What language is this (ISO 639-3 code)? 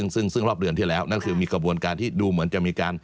tha